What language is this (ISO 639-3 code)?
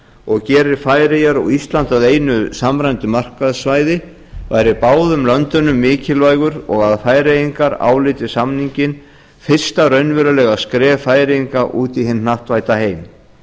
isl